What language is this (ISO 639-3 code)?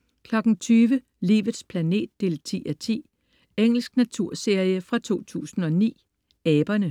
dan